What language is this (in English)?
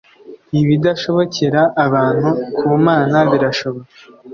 Kinyarwanda